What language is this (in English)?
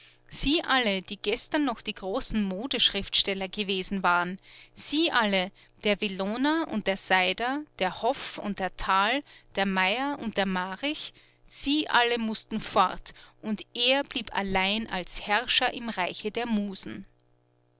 German